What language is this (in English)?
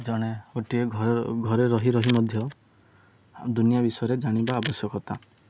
Odia